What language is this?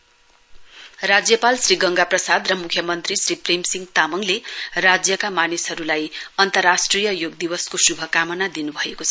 Nepali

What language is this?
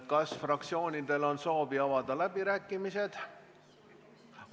Estonian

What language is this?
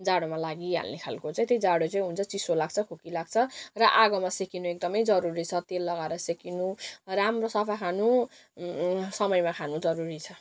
Nepali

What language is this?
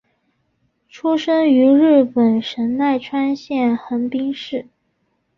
Chinese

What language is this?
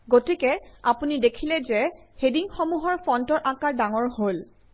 Assamese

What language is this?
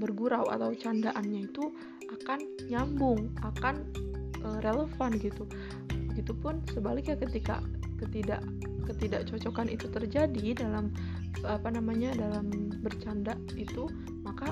Indonesian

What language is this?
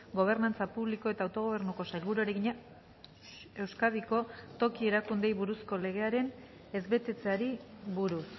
Basque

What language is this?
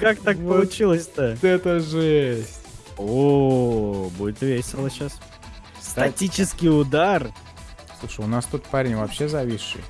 Russian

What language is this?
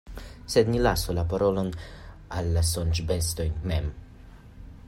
Esperanto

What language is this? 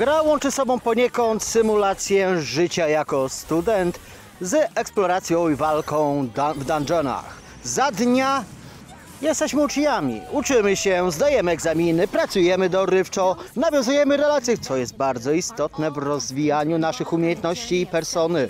Polish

